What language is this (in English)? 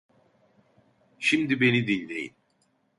Turkish